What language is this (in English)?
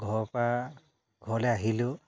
Assamese